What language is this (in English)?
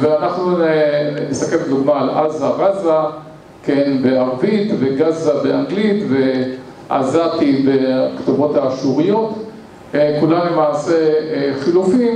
Hebrew